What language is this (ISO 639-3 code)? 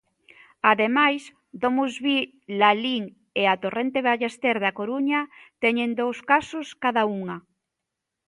glg